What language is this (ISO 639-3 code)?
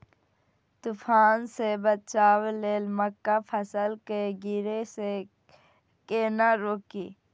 mai